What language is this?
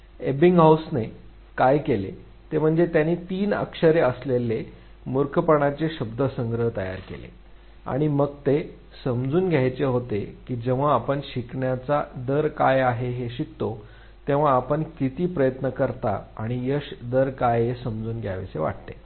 Marathi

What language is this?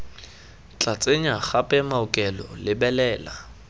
Tswana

